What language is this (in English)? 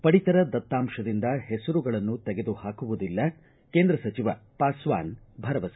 Kannada